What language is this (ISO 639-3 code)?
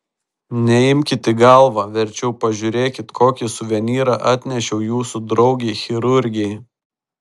lit